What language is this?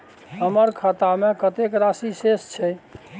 Maithili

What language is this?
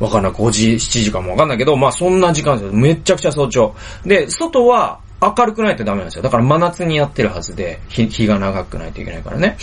Japanese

